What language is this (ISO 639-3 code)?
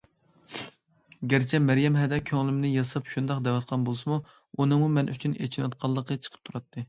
uig